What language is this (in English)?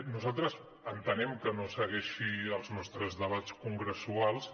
Catalan